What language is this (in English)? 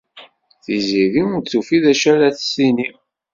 Kabyle